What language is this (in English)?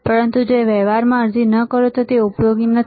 Gujarati